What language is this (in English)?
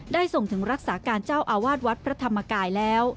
Thai